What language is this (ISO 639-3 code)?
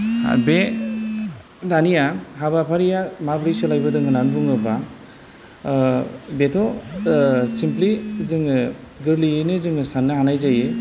brx